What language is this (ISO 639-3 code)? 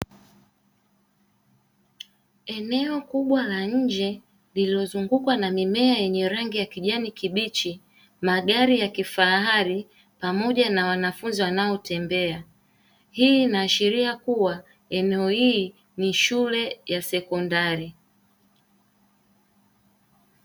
swa